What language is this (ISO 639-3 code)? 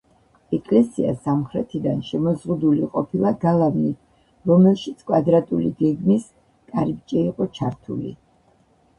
kat